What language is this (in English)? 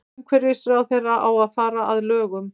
Icelandic